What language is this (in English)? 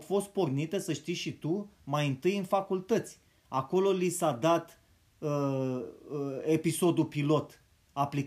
Romanian